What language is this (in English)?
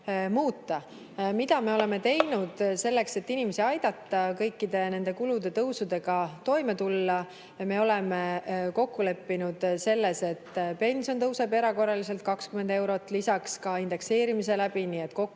Estonian